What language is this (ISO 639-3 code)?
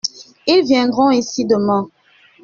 fra